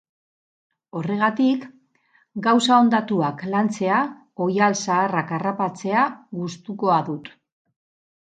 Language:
Basque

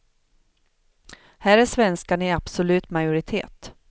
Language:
Swedish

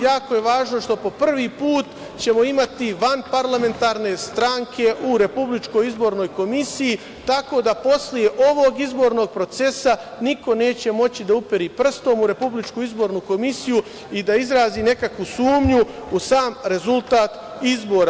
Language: Serbian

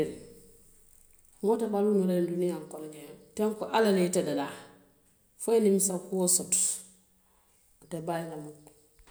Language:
Western Maninkakan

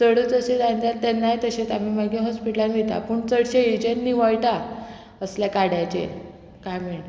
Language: Konkani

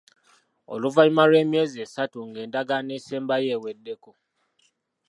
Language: Ganda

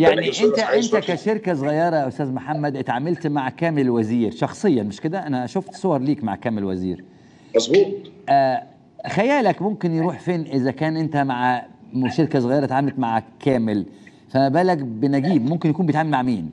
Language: Arabic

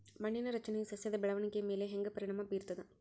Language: Kannada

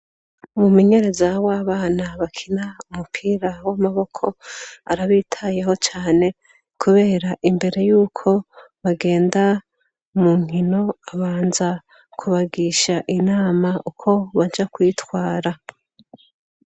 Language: Rundi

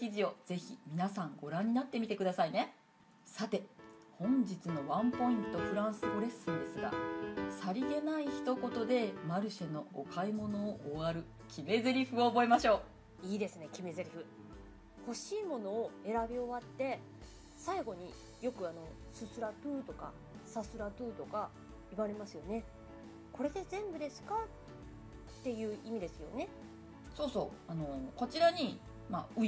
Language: Japanese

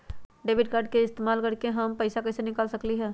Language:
Magahi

